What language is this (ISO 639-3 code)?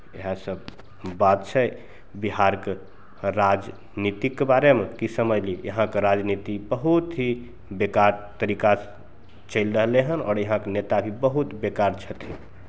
mai